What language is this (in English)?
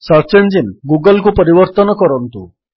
Odia